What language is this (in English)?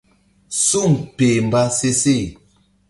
Mbum